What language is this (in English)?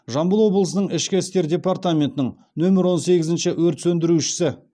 Kazakh